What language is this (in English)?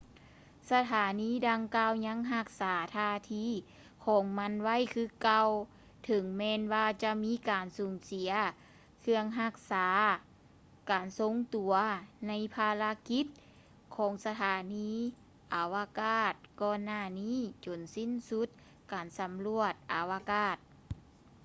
Lao